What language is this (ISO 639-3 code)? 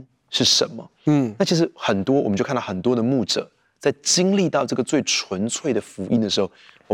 zho